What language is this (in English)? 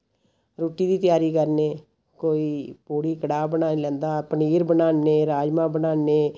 Dogri